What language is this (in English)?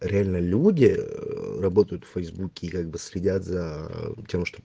Russian